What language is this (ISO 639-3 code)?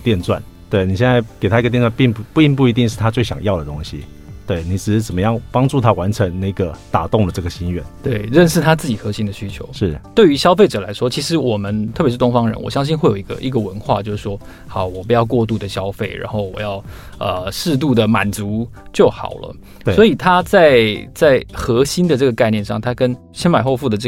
zho